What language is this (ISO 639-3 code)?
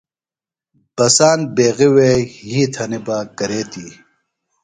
phl